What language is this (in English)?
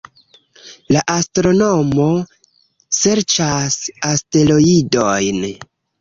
Esperanto